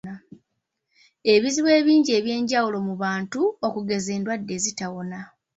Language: Ganda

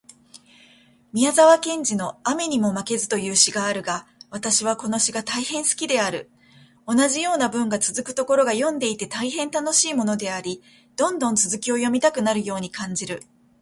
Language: Japanese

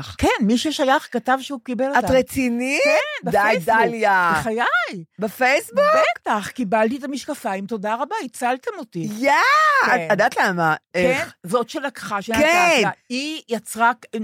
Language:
Hebrew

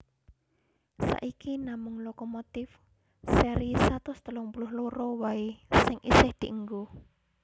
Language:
Javanese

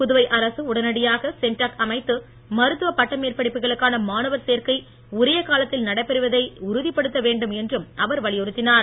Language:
Tamil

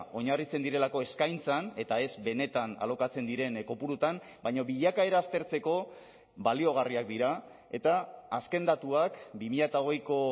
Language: Basque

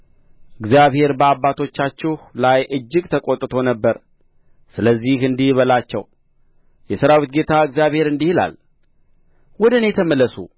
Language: Amharic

